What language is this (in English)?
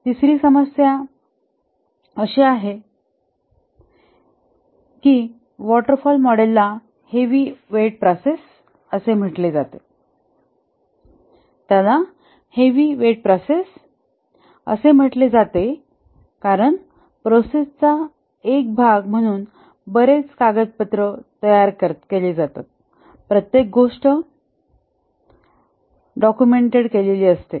Marathi